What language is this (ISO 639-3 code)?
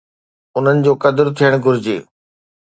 snd